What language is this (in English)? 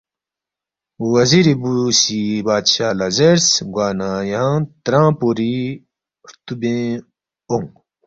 Balti